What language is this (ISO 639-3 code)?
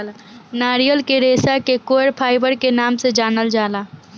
bho